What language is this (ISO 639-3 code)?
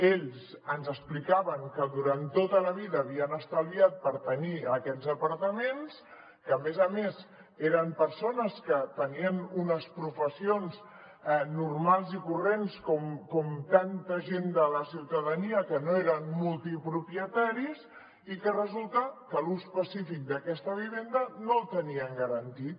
cat